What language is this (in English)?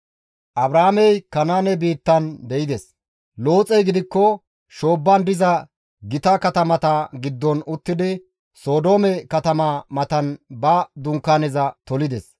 Gamo